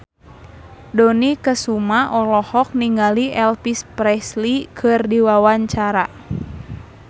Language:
Sundanese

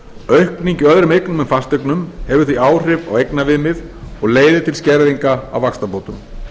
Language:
Icelandic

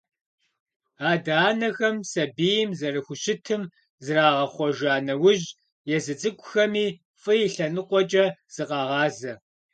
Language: Kabardian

